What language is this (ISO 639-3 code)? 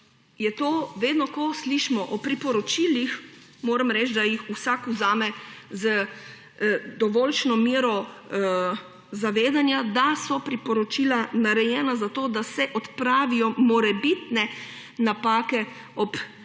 slv